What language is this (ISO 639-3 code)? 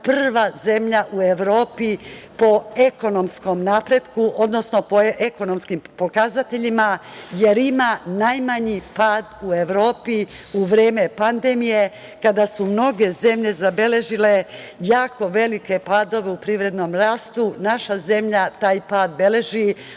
srp